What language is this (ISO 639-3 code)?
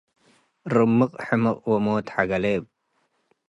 tig